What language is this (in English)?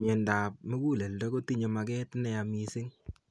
Kalenjin